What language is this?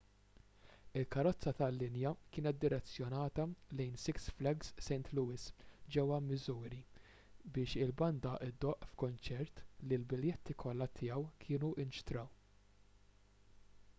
Maltese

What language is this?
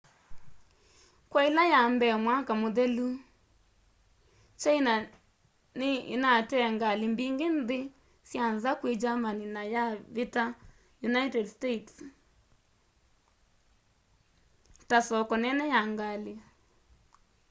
Kamba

